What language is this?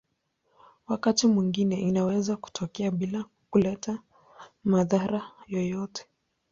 Swahili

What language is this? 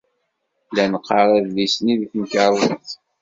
Kabyle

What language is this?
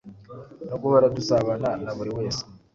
Kinyarwanda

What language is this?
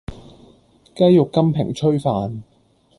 Cantonese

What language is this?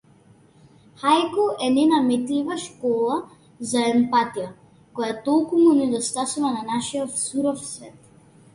Macedonian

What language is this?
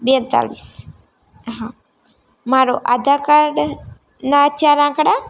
Gujarati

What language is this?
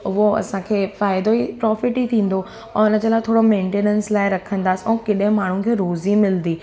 Sindhi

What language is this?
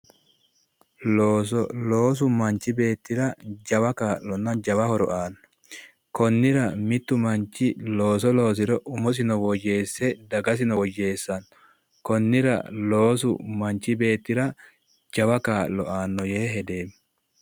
Sidamo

